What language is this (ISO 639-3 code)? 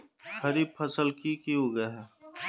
mag